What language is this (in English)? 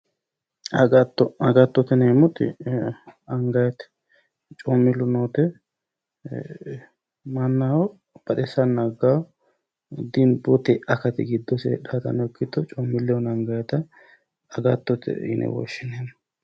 Sidamo